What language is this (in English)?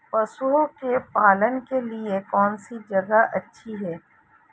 Hindi